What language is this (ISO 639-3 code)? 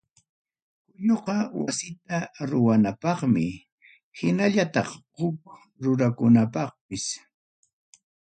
quy